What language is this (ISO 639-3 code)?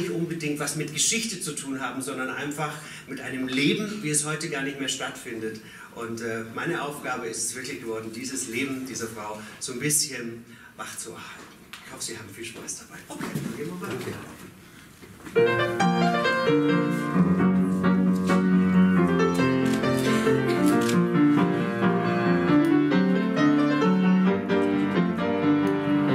deu